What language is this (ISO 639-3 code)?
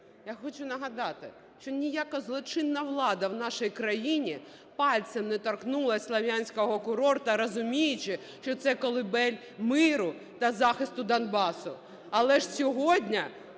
ukr